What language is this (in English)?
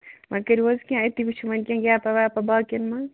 Kashmiri